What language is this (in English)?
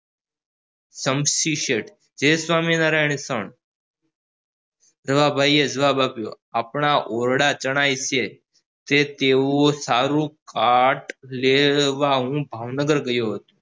Gujarati